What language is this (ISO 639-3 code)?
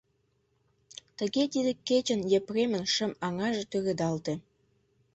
chm